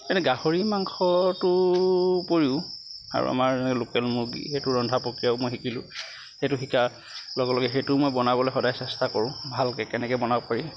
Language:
Assamese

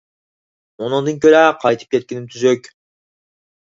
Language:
Uyghur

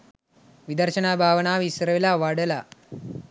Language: Sinhala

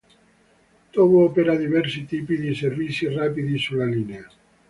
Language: Italian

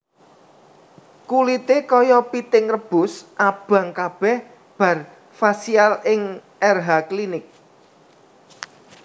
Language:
Javanese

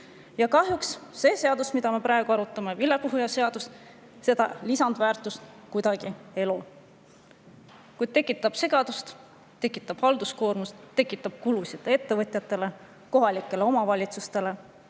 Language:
Estonian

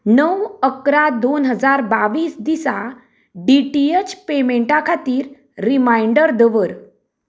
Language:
Konkani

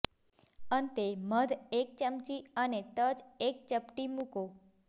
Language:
Gujarati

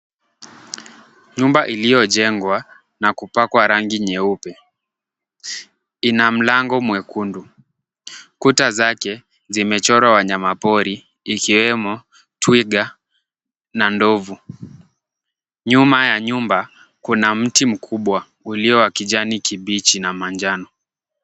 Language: Swahili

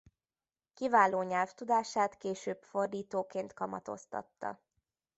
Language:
Hungarian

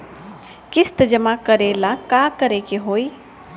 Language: Bhojpuri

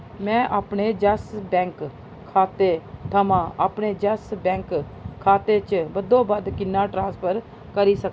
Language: Dogri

